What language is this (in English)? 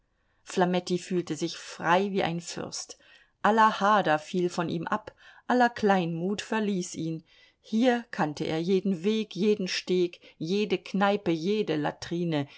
German